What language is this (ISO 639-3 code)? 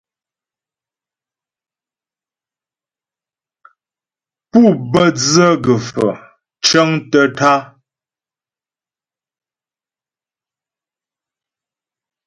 bbj